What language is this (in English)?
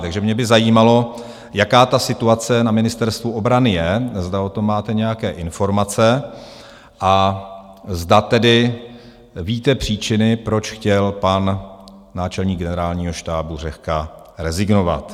Czech